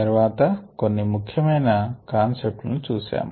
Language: Telugu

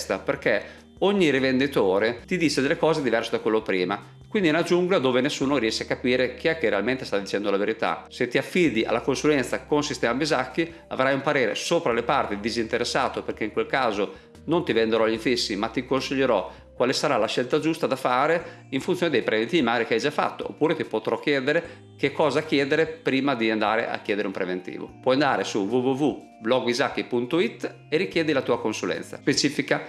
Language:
Italian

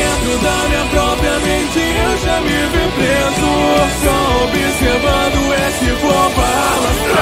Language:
Portuguese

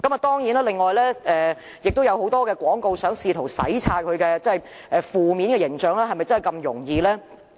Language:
Cantonese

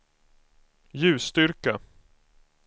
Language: Swedish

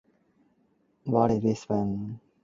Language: Cantonese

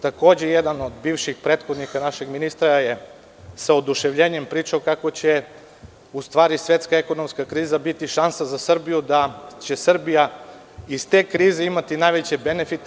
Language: Serbian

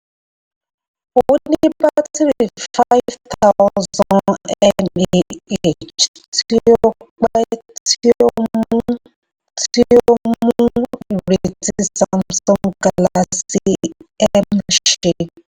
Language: Yoruba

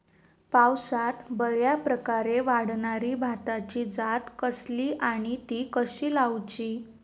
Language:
Marathi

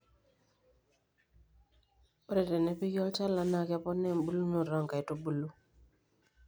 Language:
Masai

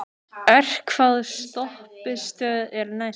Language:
Icelandic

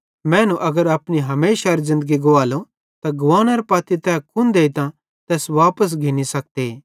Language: Bhadrawahi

